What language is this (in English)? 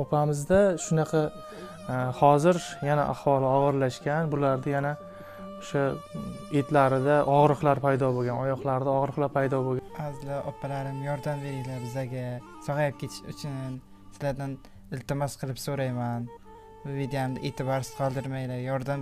Turkish